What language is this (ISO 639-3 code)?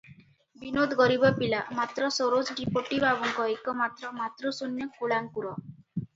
ori